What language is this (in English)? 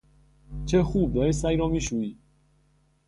Persian